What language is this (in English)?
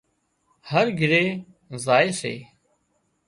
Wadiyara Koli